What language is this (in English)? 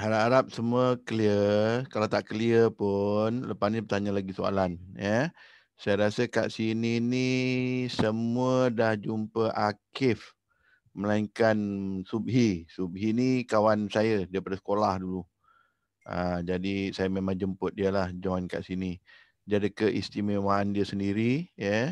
Malay